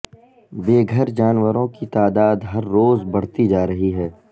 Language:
Urdu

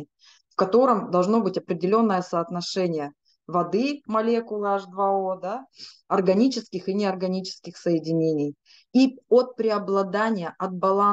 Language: Russian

